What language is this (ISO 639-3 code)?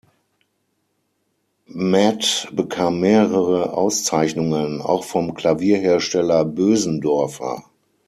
deu